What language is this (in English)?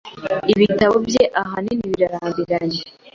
Kinyarwanda